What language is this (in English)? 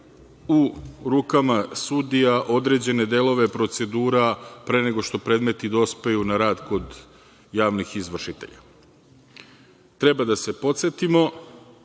Serbian